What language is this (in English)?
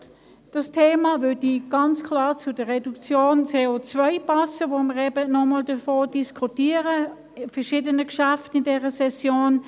Swiss German